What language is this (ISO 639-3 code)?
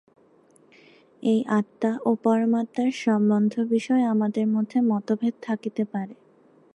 ben